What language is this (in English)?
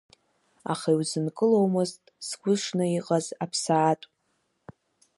Abkhazian